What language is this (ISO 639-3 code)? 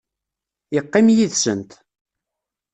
kab